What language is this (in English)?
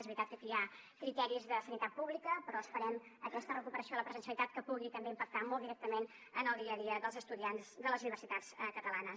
Catalan